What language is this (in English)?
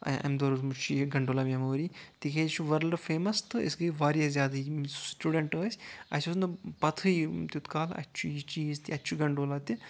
Kashmiri